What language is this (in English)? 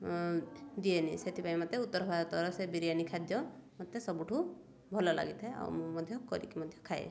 Odia